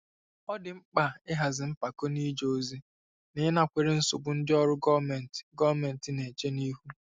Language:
Igbo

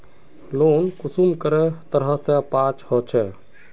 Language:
Magahi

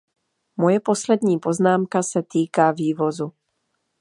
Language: Czech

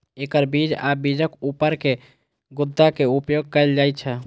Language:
Maithili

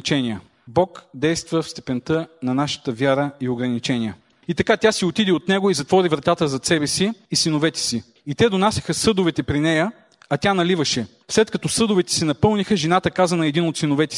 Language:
Bulgarian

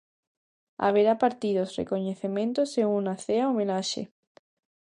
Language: Galician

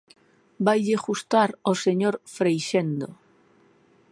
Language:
Galician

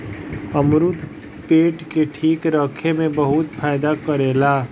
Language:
Bhojpuri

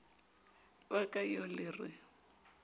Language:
Southern Sotho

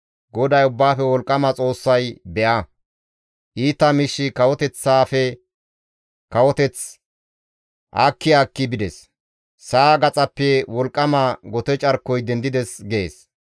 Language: Gamo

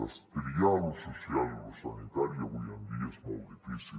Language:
Catalan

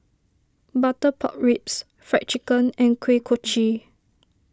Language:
English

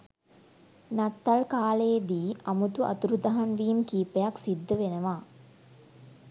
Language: Sinhala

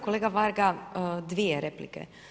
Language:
Croatian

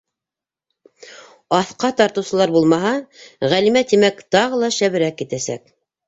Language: Bashkir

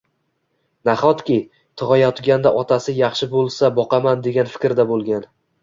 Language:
Uzbek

